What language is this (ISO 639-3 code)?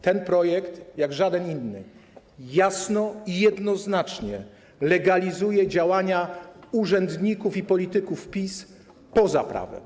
pol